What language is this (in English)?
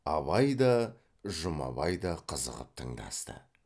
Kazakh